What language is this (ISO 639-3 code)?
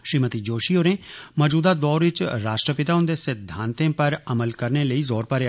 doi